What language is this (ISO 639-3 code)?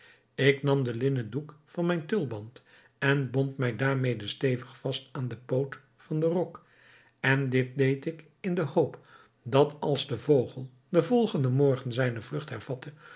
nld